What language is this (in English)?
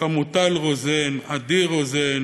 Hebrew